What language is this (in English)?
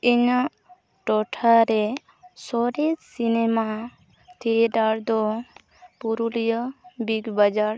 Santali